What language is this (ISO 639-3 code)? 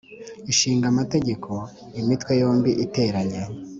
kin